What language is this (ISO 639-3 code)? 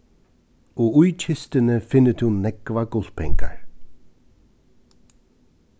fao